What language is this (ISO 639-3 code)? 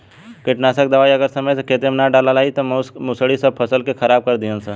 bho